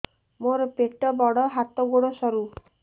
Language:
Odia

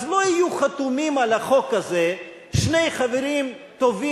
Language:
Hebrew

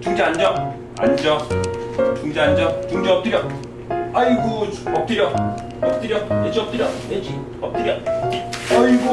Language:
Korean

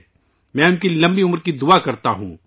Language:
Urdu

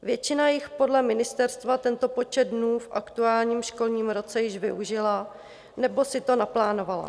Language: Czech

